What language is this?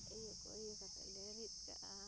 Santali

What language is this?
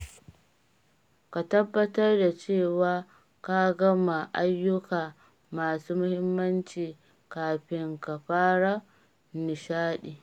Hausa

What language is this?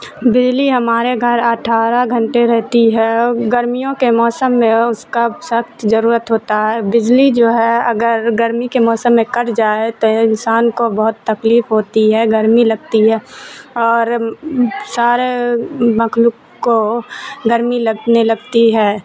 Urdu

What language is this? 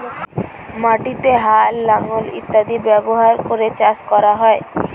Bangla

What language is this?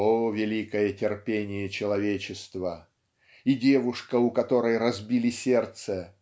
Russian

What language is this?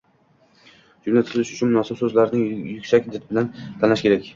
Uzbek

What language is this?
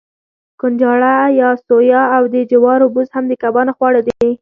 Pashto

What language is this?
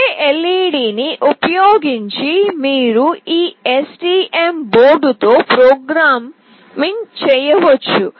Telugu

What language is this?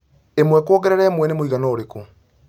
Kikuyu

